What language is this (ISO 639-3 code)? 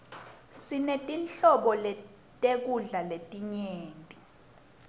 ssw